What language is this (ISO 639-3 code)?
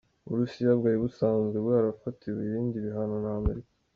kin